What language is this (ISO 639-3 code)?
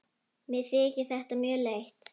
isl